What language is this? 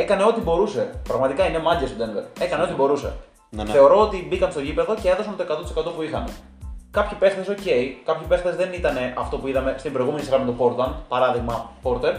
Greek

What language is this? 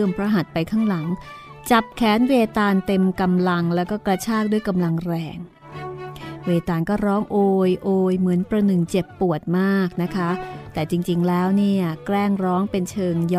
Thai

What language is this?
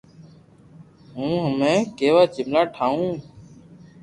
Loarki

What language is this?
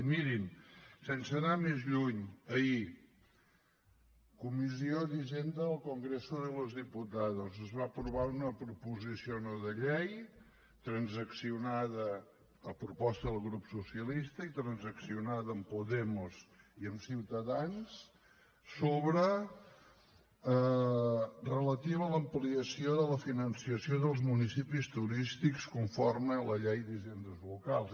Catalan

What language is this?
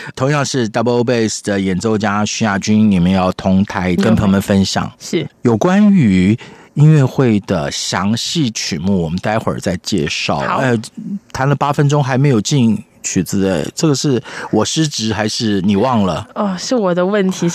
Chinese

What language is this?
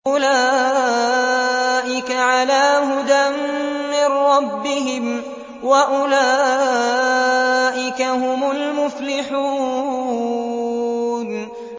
Arabic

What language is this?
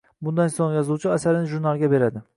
Uzbek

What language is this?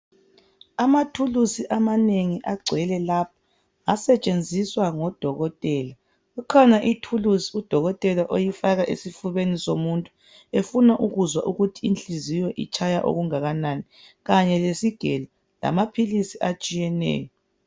North Ndebele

